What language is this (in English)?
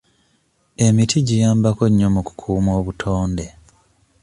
Ganda